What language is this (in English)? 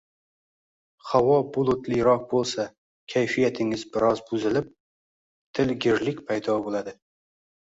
Uzbek